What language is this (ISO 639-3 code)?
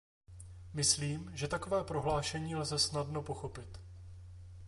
ces